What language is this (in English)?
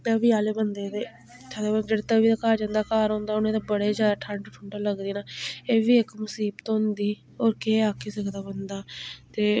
Dogri